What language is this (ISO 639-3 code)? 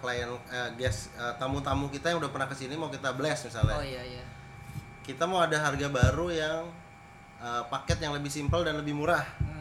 ind